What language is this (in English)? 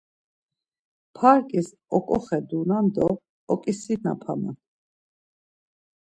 Laz